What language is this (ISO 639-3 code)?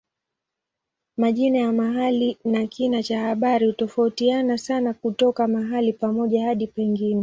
swa